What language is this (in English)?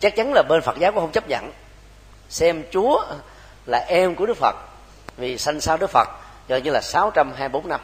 Vietnamese